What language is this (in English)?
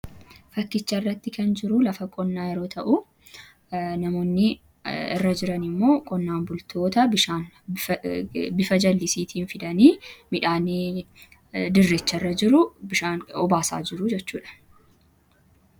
Oromo